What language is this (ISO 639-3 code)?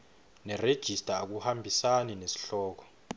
ssw